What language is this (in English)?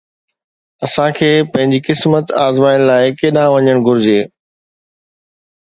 Sindhi